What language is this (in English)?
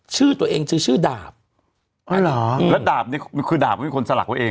Thai